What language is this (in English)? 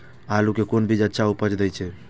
Maithili